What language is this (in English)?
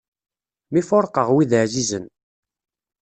Kabyle